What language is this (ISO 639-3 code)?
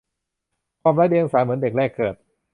tha